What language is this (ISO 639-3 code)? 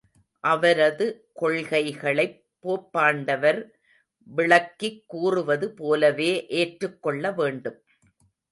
tam